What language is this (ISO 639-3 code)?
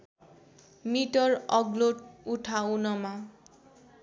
nep